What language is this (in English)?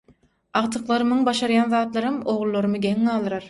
Turkmen